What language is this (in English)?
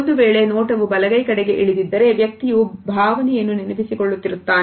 Kannada